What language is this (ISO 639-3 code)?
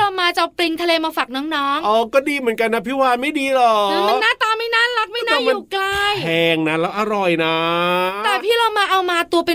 tha